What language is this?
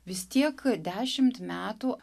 Lithuanian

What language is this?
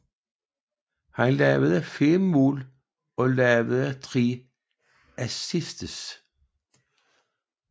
Danish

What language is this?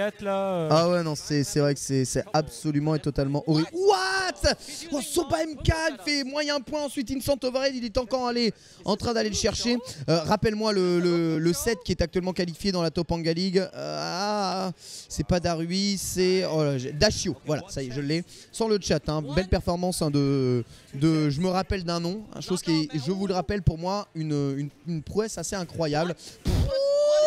French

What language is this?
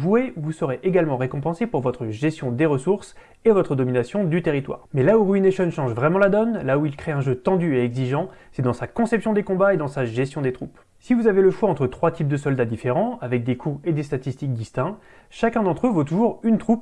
French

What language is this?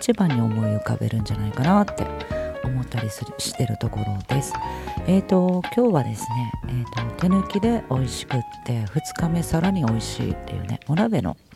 Japanese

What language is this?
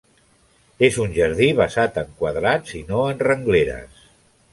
Catalan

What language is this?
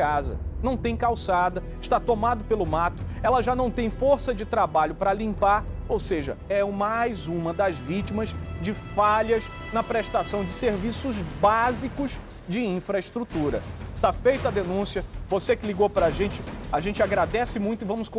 Portuguese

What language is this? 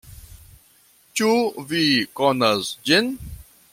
Esperanto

